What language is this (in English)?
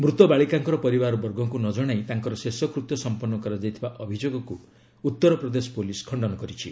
Odia